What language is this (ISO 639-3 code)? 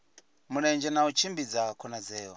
ven